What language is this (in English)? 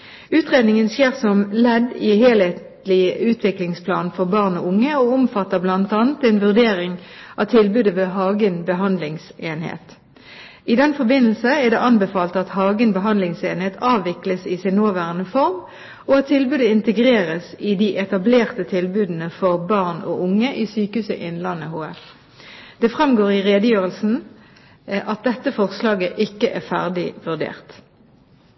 Norwegian Bokmål